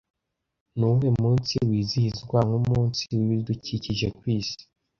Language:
Kinyarwanda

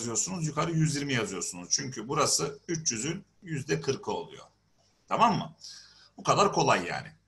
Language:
Turkish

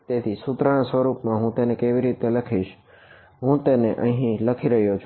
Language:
Gujarati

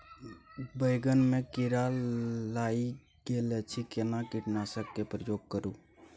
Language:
Maithili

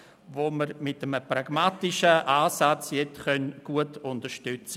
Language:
Swiss German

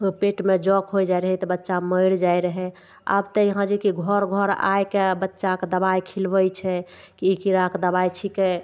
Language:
Maithili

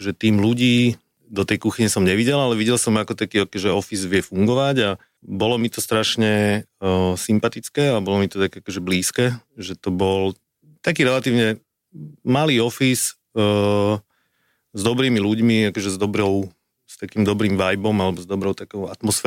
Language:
Slovak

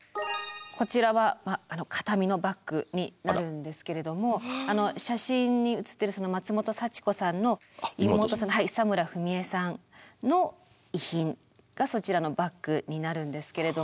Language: Japanese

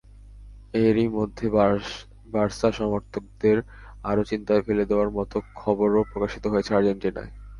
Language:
Bangla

